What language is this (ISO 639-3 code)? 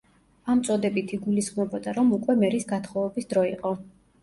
kat